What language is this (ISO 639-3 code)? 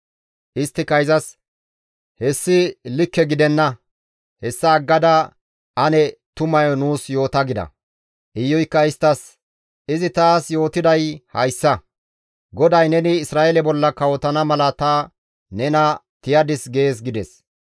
gmv